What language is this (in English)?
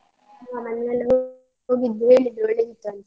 Kannada